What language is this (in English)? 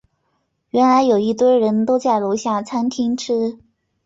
Chinese